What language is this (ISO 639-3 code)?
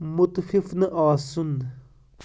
kas